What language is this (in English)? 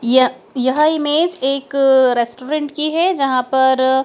Hindi